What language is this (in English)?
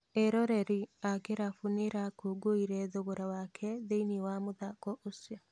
Kikuyu